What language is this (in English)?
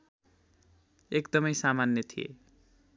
Nepali